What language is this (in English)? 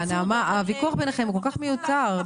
Hebrew